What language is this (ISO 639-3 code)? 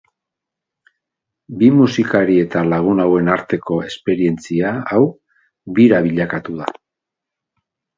eus